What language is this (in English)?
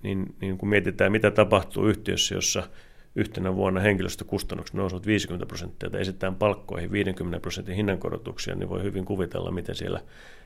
Finnish